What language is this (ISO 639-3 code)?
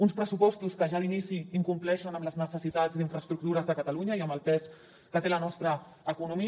cat